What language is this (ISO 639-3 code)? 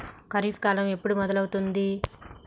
tel